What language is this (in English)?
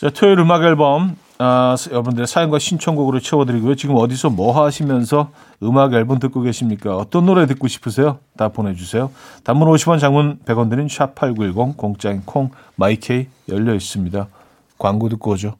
Korean